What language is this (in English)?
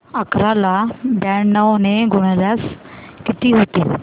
Marathi